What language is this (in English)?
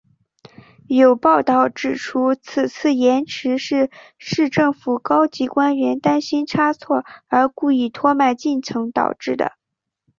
Chinese